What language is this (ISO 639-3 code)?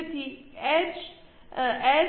guj